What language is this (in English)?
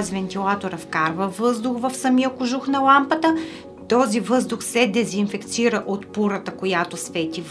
Bulgarian